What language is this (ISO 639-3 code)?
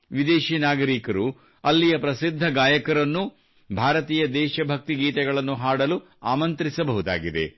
kan